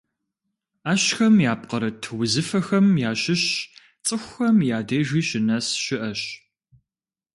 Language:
Kabardian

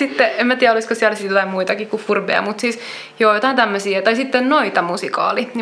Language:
Finnish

